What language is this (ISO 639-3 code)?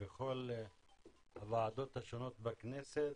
heb